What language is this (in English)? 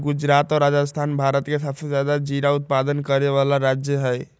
Magahi